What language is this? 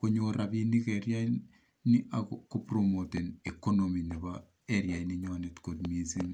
Kalenjin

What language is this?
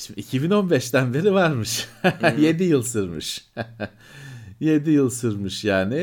Turkish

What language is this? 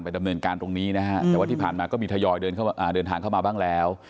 Thai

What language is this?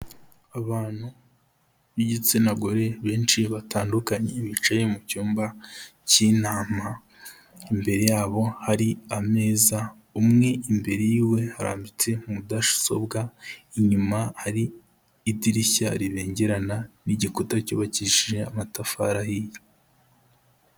Kinyarwanda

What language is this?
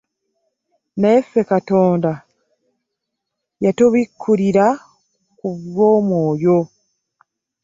Ganda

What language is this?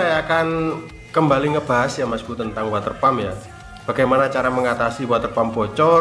Indonesian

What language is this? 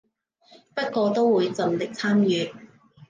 Cantonese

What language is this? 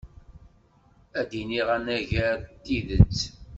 Kabyle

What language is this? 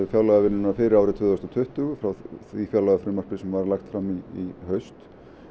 Icelandic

